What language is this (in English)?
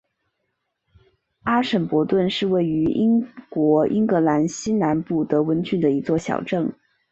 Chinese